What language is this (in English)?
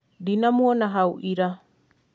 Kikuyu